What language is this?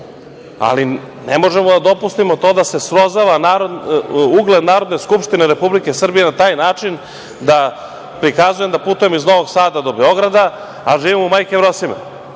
Serbian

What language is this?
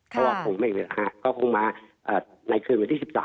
Thai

